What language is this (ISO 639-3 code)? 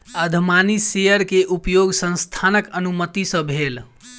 mai